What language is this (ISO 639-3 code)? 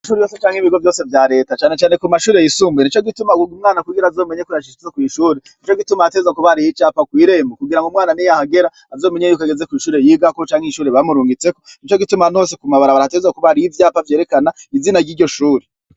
run